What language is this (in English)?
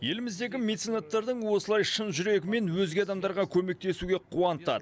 Kazakh